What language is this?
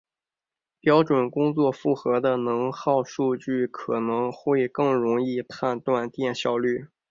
Chinese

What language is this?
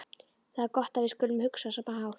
Icelandic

